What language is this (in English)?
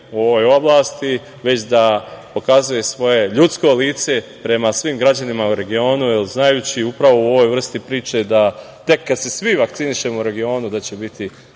Serbian